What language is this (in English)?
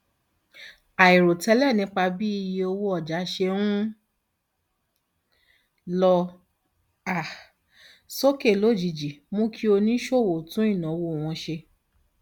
Yoruba